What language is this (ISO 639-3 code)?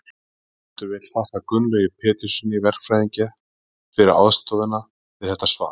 isl